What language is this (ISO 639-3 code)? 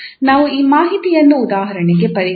kan